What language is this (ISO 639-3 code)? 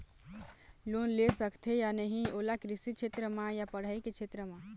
hne